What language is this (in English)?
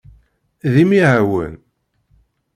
Kabyle